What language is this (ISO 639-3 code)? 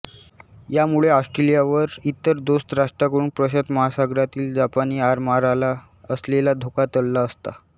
mar